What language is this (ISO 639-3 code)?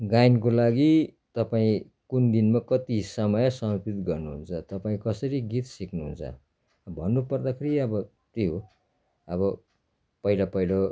nep